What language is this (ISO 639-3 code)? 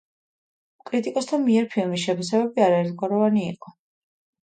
kat